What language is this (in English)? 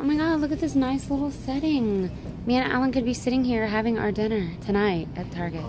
English